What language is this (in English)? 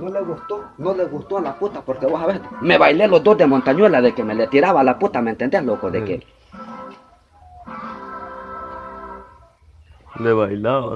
Spanish